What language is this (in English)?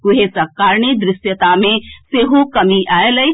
Maithili